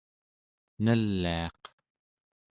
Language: Central Yupik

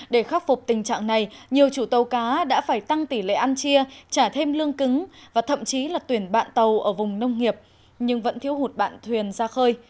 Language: Vietnamese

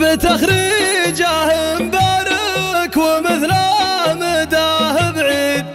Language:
Arabic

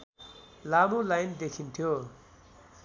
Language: Nepali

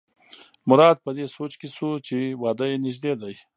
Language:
Pashto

